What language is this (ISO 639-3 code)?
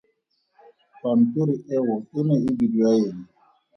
tsn